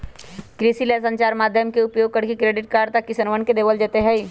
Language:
Magahi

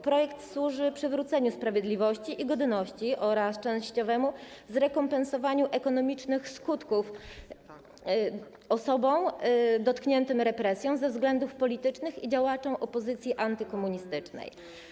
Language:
Polish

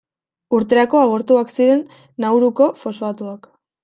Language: Basque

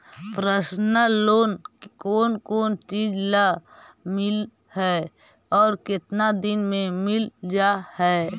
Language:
Magahi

